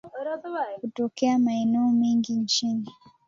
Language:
Swahili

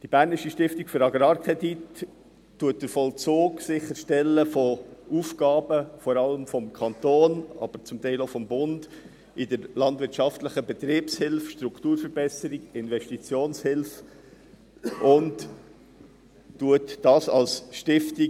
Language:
Swiss German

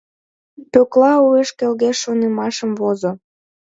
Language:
Mari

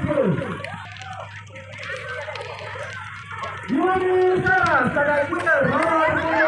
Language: Indonesian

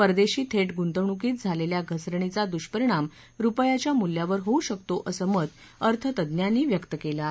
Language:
Marathi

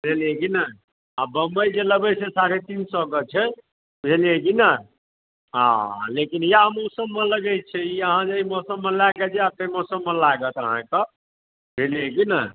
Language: Maithili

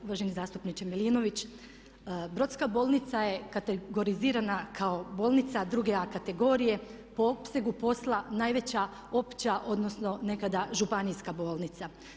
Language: Croatian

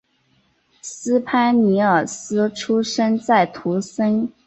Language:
Chinese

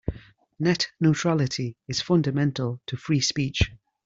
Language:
English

